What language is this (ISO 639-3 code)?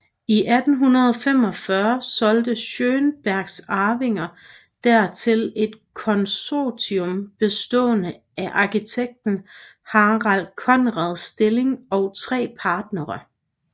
dan